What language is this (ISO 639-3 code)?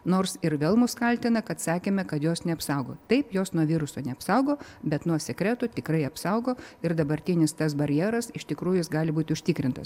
lit